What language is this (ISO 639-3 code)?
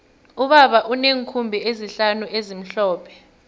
nbl